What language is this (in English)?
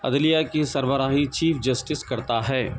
Urdu